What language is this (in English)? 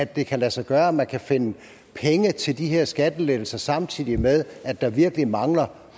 Danish